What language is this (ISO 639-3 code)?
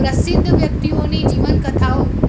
guj